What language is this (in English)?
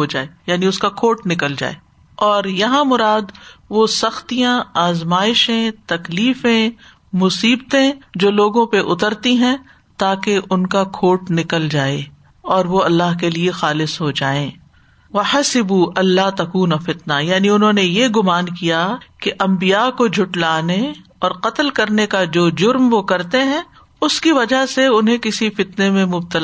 Urdu